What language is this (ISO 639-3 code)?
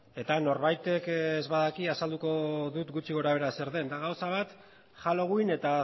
eus